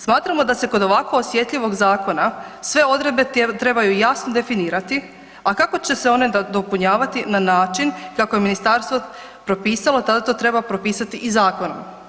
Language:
Croatian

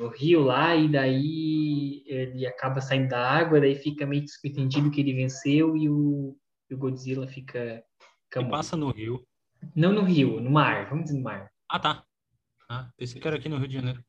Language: Portuguese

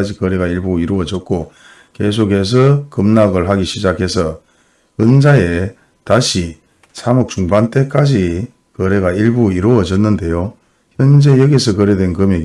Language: Korean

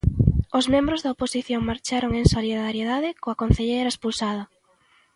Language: Galician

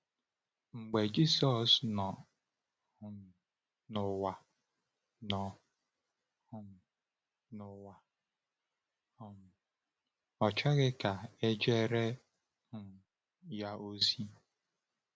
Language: Igbo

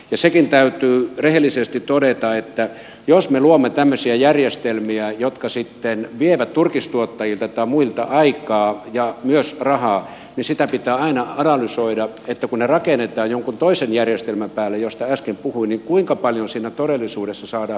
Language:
Finnish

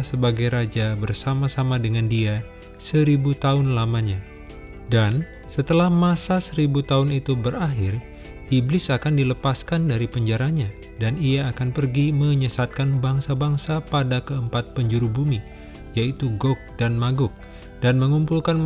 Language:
Indonesian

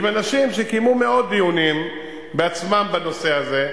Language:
Hebrew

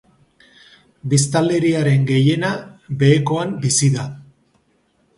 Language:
Basque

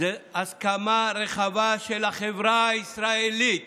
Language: Hebrew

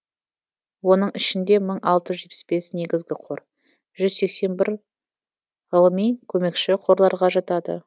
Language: Kazakh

